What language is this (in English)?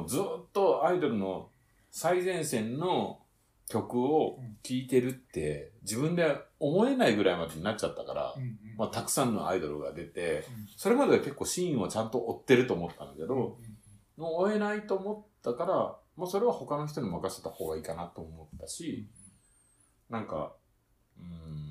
Japanese